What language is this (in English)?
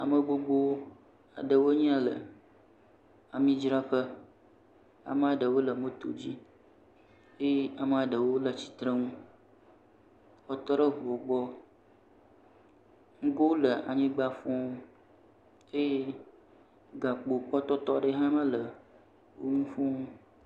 Ewe